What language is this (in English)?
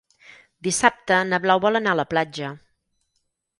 Catalan